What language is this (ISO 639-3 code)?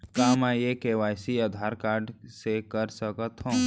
hne